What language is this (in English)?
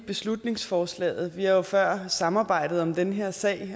Danish